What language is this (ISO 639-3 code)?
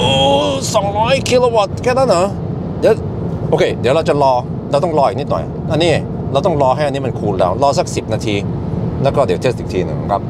tha